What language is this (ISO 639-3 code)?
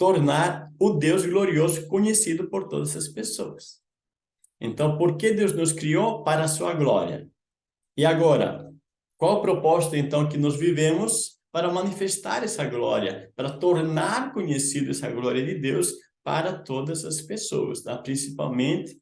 por